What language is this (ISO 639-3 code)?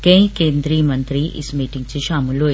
doi